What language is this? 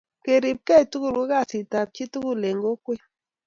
Kalenjin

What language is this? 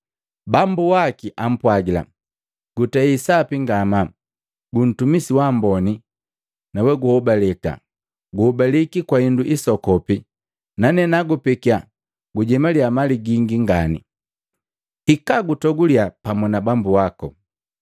Matengo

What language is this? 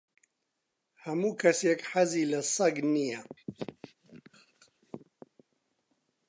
Central Kurdish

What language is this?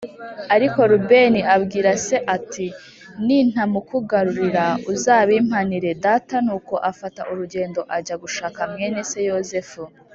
Kinyarwanda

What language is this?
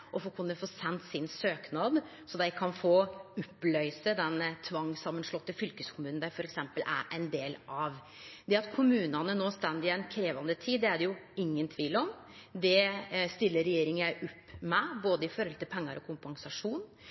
Norwegian Nynorsk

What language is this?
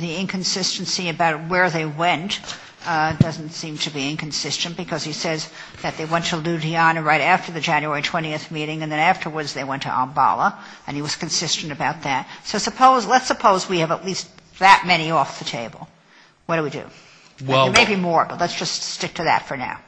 English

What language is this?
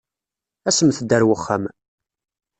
Kabyle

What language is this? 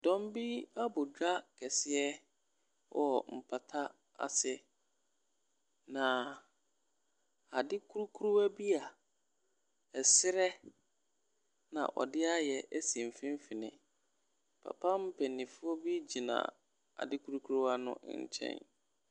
Akan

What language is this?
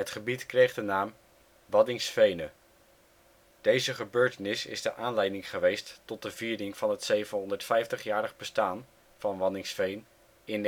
Dutch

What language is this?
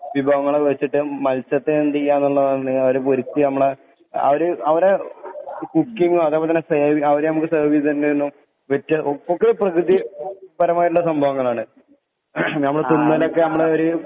Malayalam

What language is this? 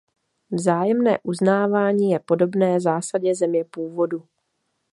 Czech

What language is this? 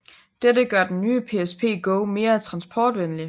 Danish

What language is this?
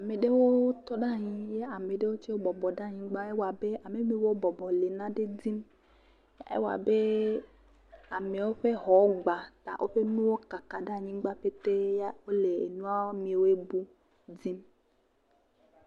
Ewe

